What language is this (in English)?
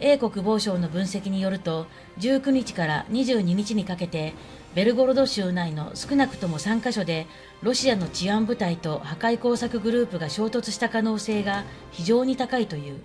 Japanese